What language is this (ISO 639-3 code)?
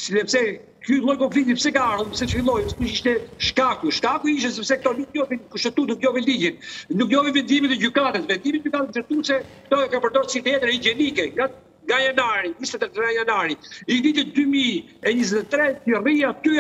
ron